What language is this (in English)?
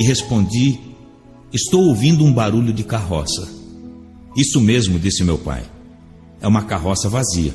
Portuguese